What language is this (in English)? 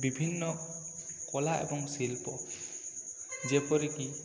Odia